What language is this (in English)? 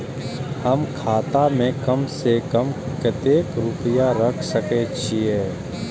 Maithili